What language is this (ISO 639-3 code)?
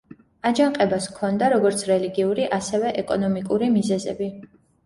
kat